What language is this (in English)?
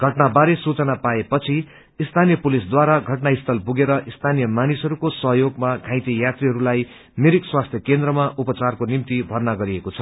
Nepali